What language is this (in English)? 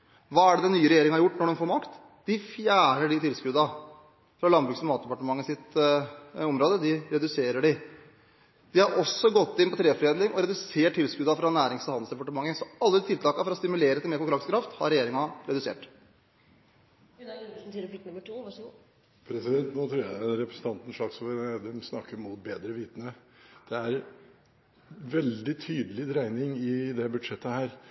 Norwegian Bokmål